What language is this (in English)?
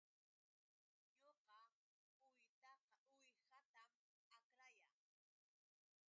Yauyos Quechua